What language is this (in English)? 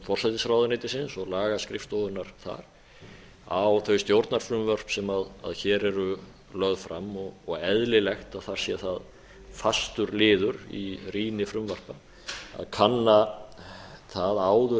Icelandic